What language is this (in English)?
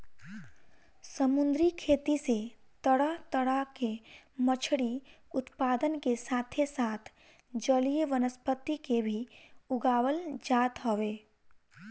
Bhojpuri